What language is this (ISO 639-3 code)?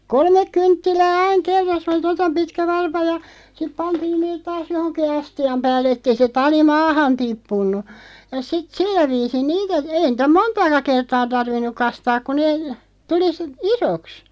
fin